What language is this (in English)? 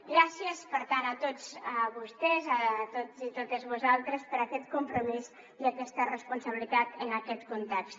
Catalan